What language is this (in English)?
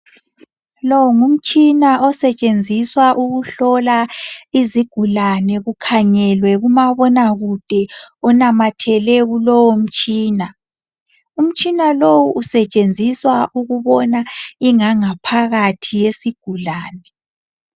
North Ndebele